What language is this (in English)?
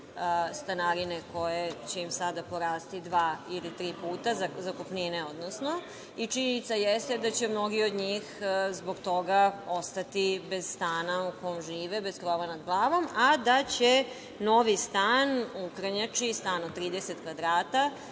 Serbian